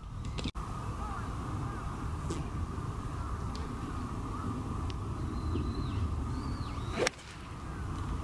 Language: Japanese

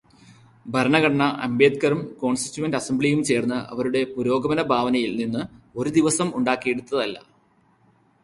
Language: Malayalam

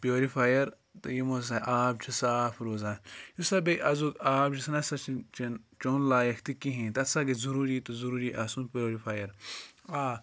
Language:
Kashmiri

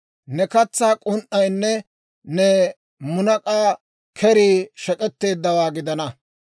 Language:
Dawro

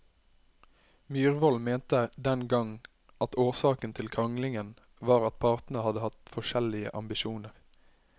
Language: Norwegian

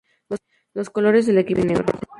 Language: Spanish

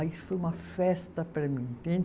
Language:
Portuguese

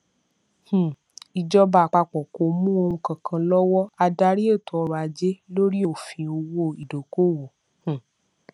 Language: Yoruba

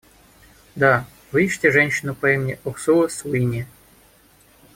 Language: Russian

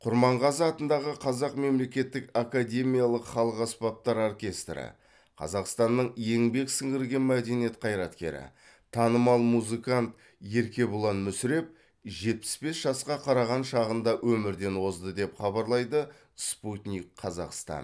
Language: Kazakh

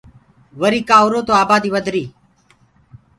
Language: Gurgula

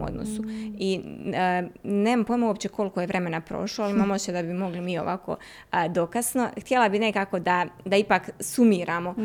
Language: Croatian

